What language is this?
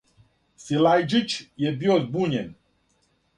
Serbian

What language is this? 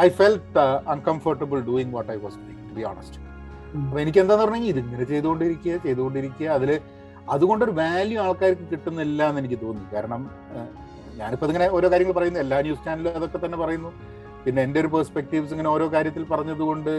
Malayalam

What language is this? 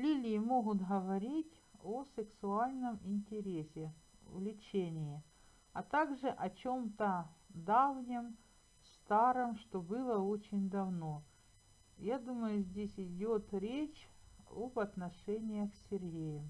Russian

